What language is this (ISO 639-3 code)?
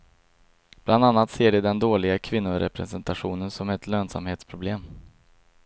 swe